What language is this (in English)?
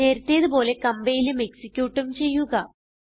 Malayalam